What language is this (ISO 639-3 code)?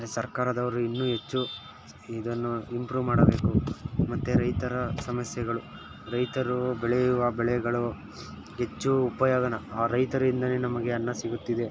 kan